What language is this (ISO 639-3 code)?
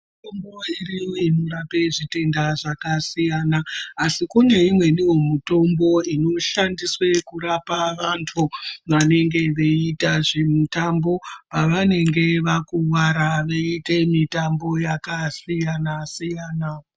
ndc